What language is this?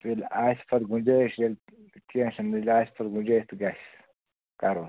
Kashmiri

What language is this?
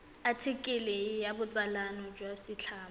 Tswana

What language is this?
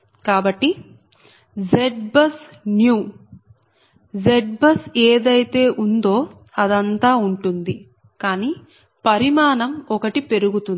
Telugu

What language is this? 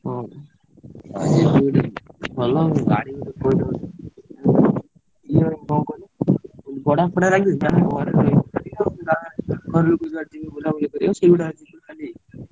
Odia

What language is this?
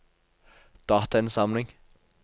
Norwegian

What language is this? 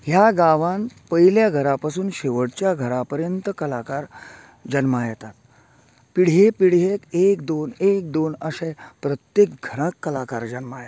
Konkani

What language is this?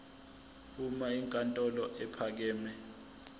Zulu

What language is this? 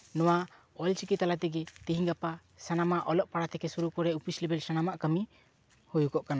Santali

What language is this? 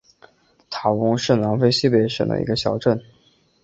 Chinese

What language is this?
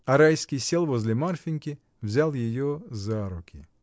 Russian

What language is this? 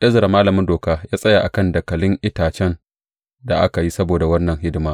Hausa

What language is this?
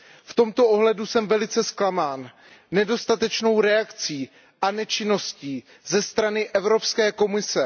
Czech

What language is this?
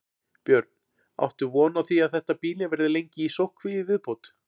Icelandic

